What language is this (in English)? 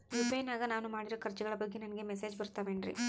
Kannada